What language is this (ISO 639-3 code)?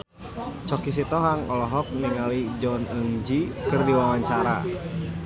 sun